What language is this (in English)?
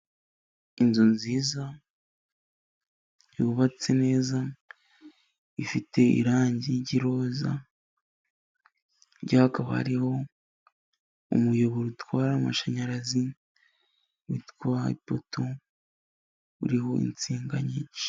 Kinyarwanda